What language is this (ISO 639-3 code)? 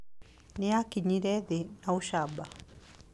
kik